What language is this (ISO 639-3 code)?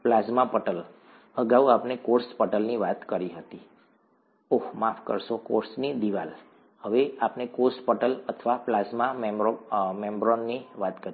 guj